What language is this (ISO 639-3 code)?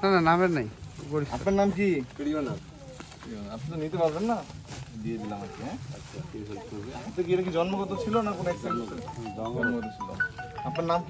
ben